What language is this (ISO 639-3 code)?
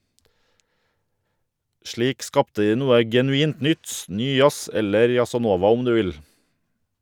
nor